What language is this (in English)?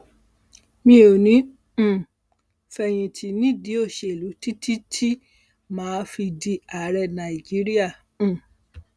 Yoruba